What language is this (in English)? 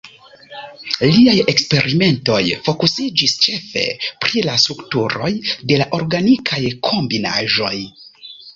Esperanto